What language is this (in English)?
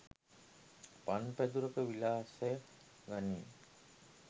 Sinhala